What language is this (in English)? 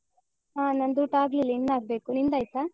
Kannada